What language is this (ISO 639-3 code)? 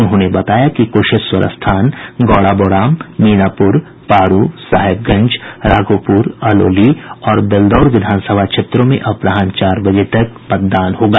hin